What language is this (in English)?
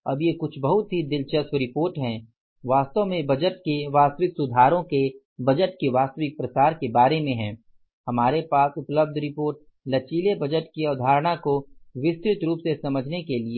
Hindi